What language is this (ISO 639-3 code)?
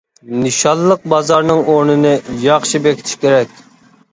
uig